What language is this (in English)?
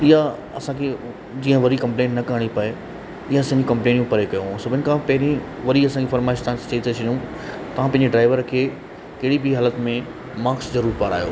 Sindhi